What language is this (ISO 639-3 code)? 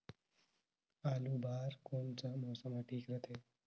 hne